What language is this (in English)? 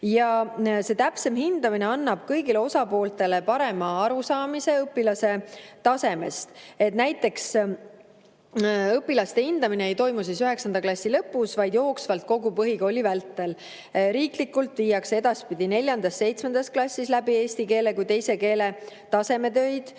Estonian